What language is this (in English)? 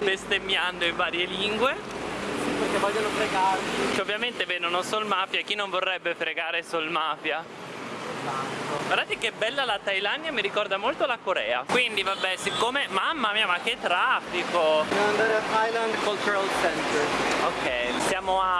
Italian